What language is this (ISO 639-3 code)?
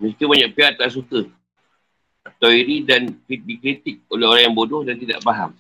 msa